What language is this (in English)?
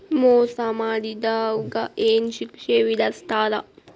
Kannada